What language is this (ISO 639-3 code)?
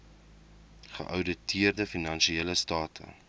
afr